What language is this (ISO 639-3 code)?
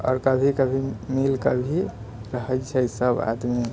mai